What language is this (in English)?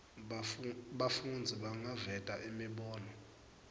Swati